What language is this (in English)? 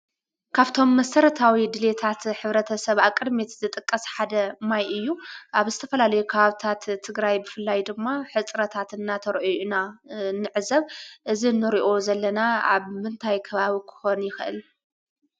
Tigrinya